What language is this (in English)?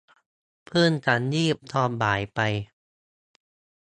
Thai